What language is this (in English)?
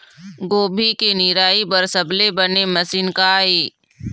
Chhattisgarhi